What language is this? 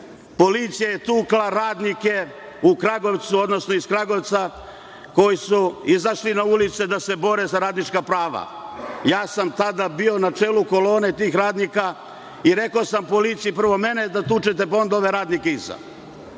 Serbian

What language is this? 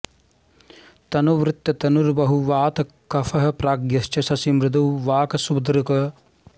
Sanskrit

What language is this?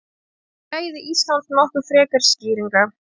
Icelandic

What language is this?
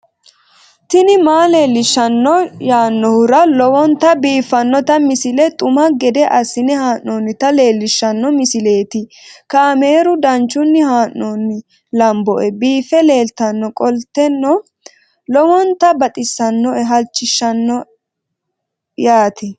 Sidamo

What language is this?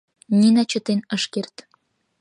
Mari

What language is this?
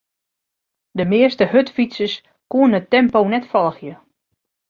Western Frisian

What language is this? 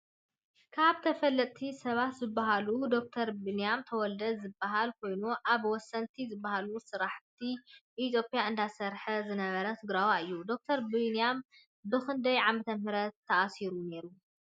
Tigrinya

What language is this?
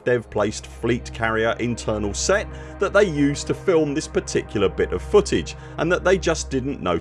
English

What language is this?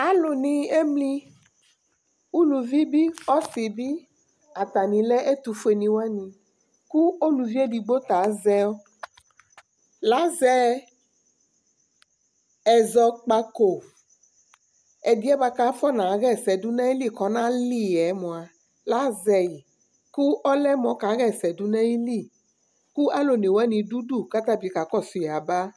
Ikposo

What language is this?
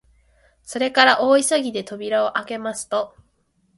Japanese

